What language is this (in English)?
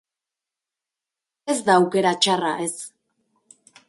Basque